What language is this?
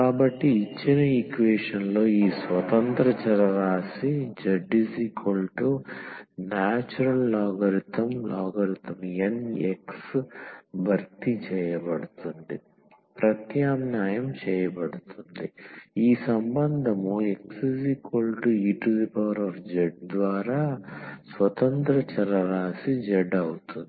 Telugu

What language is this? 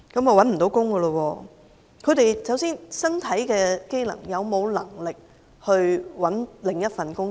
Cantonese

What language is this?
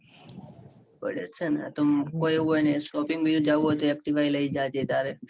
Gujarati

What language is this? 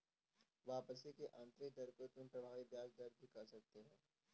Hindi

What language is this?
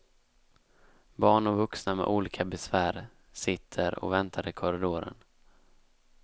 Swedish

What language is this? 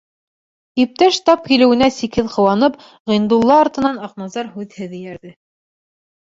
Bashkir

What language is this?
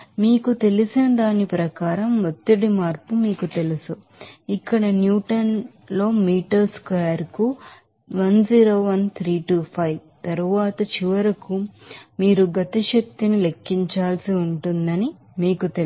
Telugu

